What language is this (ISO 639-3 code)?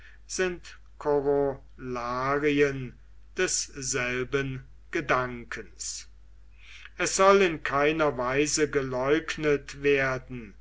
deu